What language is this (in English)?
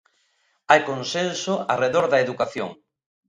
Galician